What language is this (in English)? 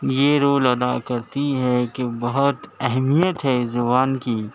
Urdu